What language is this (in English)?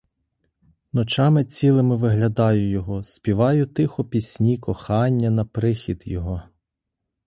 Ukrainian